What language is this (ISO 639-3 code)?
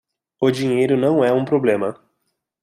por